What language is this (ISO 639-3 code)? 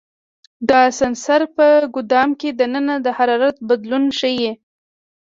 pus